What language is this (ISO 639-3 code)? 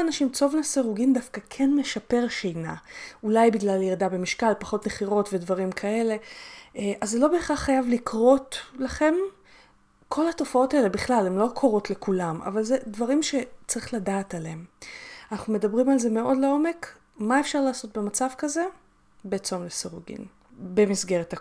heb